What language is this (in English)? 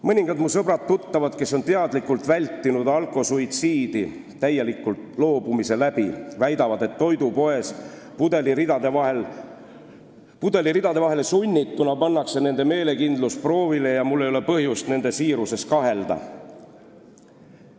Estonian